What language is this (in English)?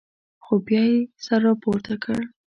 Pashto